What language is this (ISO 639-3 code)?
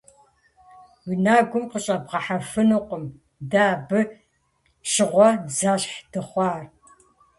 kbd